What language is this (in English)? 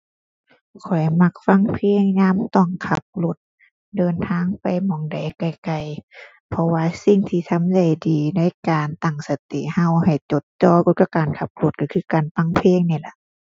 Thai